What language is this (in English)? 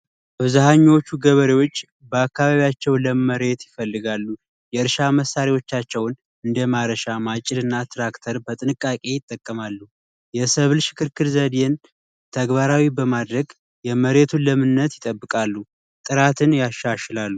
Amharic